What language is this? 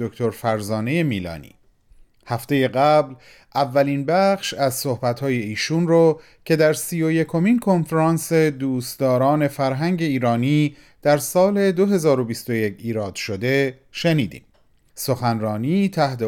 Persian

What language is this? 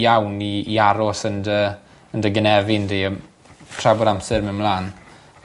Welsh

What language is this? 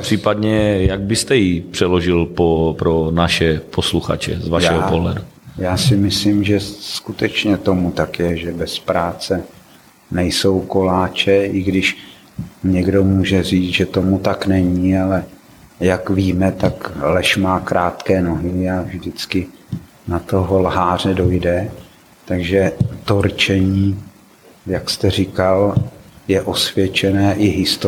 Czech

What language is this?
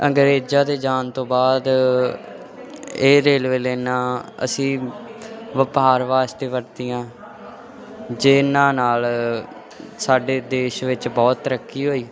Punjabi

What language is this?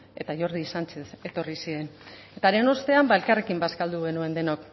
Basque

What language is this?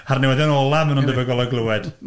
Welsh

